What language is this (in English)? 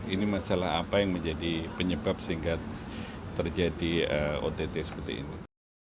Indonesian